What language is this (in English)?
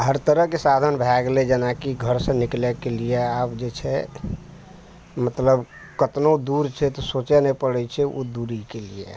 Maithili